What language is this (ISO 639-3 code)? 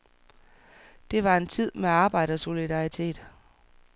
dan